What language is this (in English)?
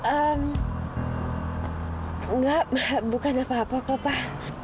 Indonesian